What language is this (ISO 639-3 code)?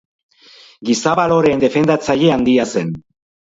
eus